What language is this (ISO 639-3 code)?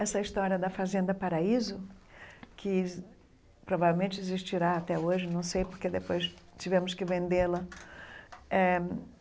por